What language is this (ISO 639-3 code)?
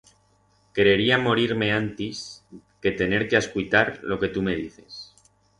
arg